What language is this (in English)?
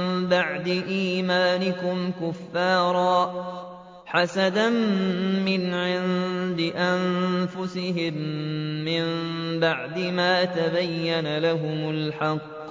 Arabic